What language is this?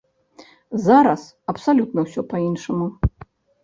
Belarusian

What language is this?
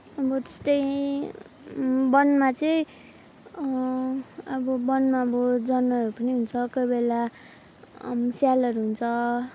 Nepali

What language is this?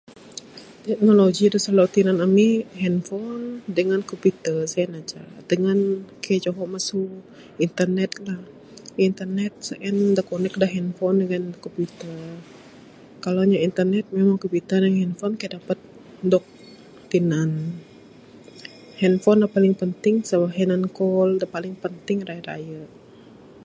Bukar-Sadung Bidayuh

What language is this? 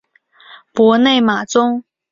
Chinese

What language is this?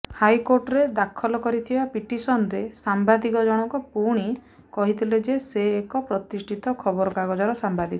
Odia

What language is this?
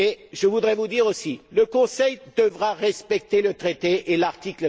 French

